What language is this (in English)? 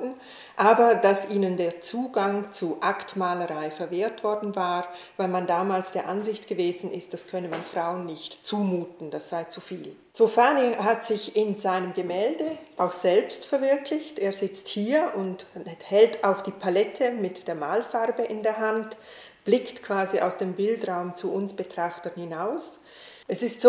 German